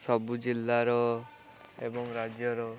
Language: Odia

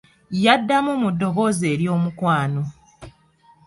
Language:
Ganda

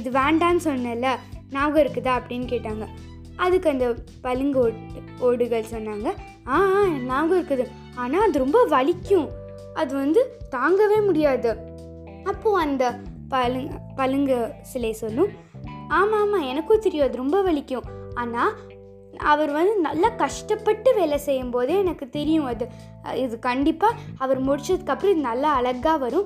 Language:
Tamil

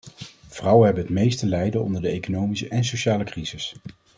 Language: Dutch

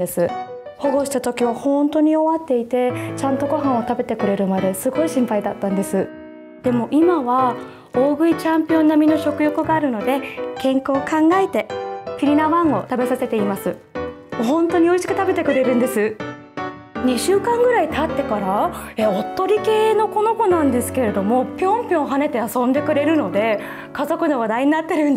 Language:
Japanese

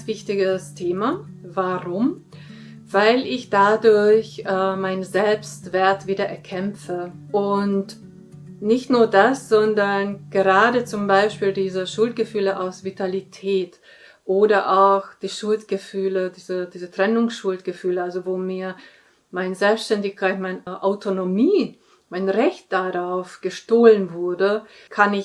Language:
German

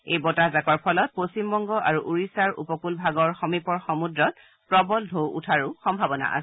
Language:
Assamese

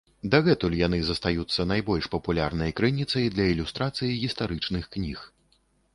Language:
Belarusian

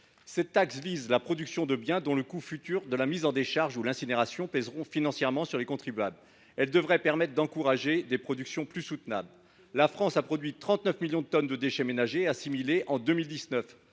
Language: French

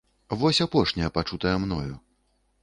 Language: Belarusian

